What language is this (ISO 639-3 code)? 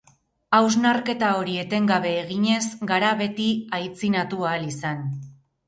eus